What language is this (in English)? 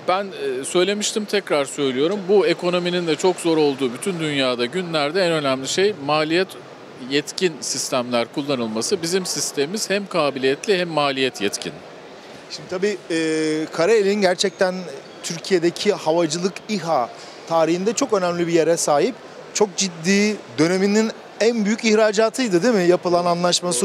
Turkish